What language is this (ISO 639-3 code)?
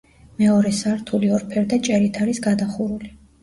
kat